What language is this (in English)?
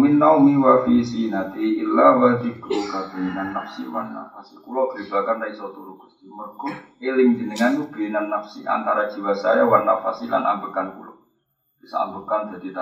Indonesian